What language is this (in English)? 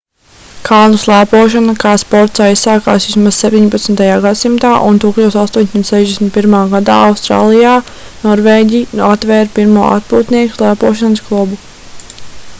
Latvian